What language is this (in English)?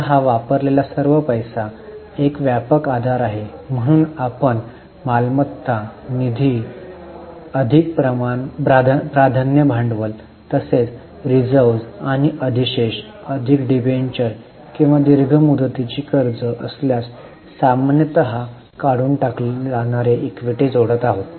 Marathi